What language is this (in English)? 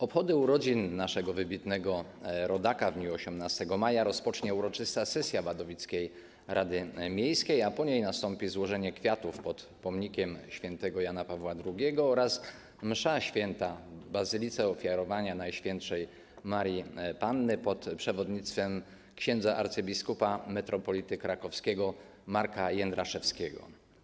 Polish